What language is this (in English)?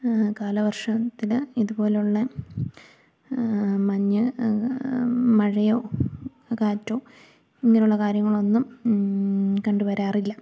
Malayalam